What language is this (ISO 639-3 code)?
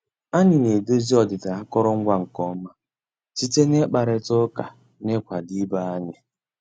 ibo